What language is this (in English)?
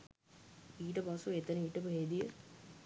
Sinhala